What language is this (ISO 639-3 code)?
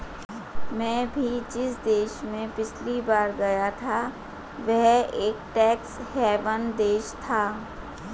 hin